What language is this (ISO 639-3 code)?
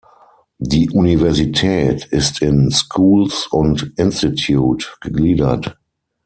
deu